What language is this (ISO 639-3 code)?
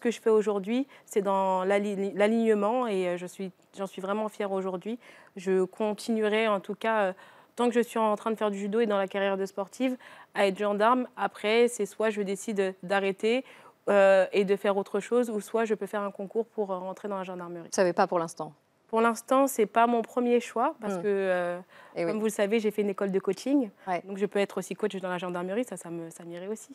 fra